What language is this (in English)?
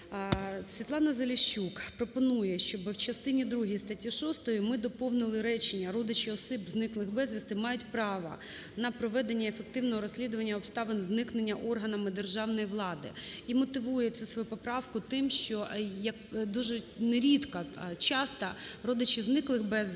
Ukrainian